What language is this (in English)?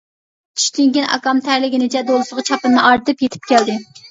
Uyghur